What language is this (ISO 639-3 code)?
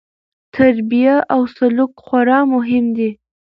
pus